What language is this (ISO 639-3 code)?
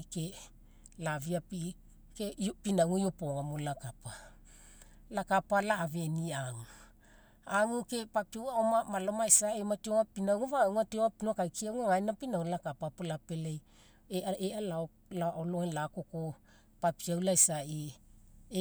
mek